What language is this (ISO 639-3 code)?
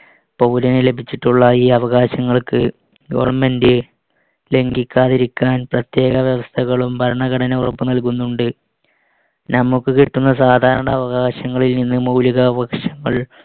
mal